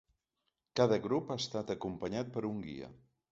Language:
Catalan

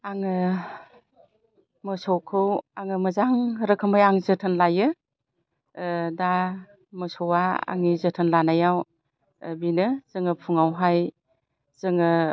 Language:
Bodo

